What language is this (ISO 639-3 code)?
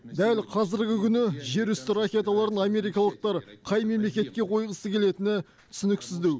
kaz